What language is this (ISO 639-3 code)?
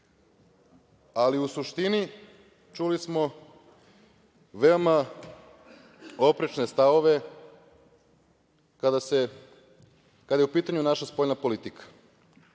srp